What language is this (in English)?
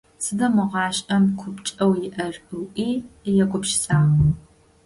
Adyghe